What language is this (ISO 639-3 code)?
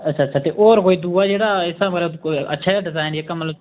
doi